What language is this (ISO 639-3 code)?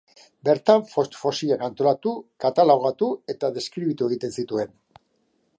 eus